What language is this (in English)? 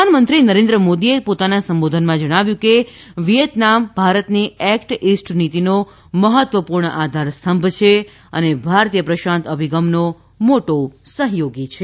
Gujarati